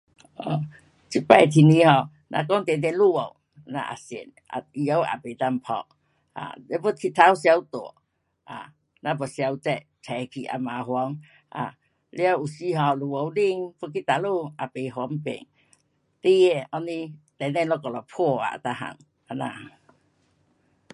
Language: Pu-Xian Chinese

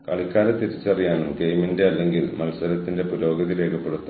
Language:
Malayalam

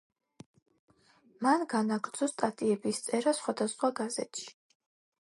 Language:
Georgian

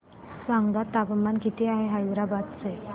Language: Marathi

